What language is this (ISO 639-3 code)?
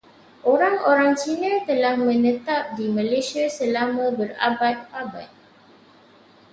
msa